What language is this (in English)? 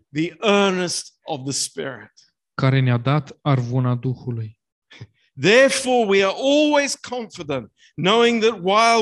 Romanian